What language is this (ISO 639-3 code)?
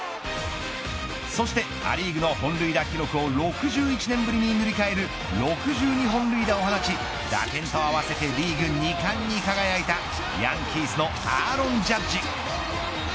jpn